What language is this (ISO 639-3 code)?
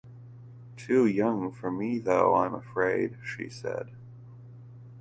eng